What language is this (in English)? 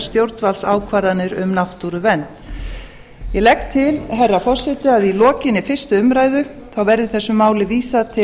Icelandic